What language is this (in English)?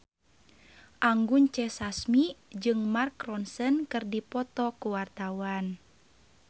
Sundanese